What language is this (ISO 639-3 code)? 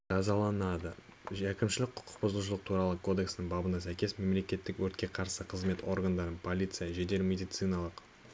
kaz